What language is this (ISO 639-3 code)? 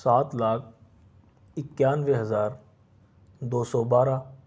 urd